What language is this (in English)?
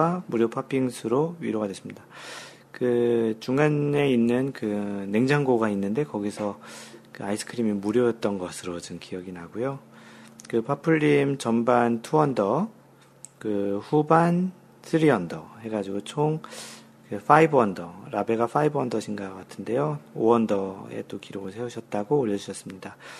Korean